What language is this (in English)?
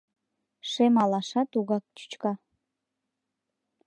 Mari